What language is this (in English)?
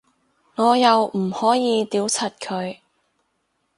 Cantonese